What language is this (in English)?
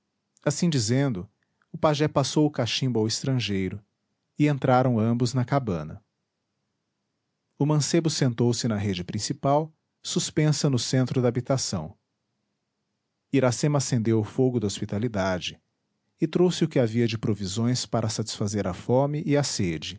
Portuguese